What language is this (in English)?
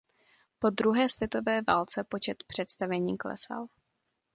Czech